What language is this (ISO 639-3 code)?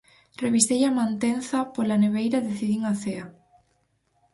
glg